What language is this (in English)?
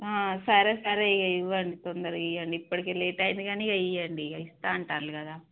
Telugu